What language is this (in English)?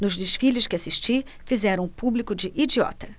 Portuguese